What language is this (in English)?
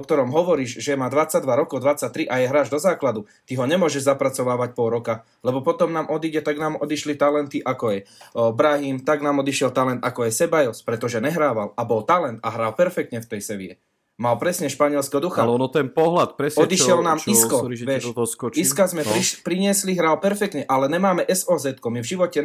Slovak